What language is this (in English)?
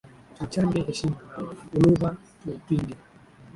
Swahili